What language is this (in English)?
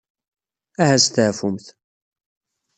Kabyle